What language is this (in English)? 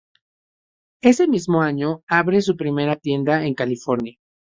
Spanish